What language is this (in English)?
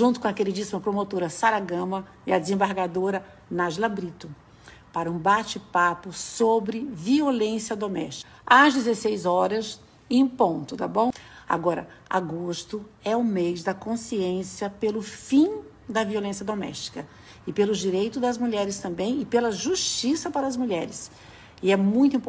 Portuguese